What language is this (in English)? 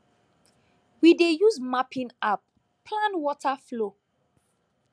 Nigerian Pidgin